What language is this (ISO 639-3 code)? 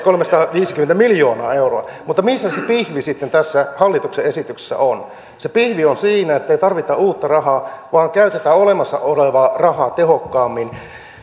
fin